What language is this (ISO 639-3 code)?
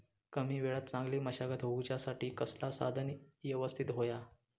mar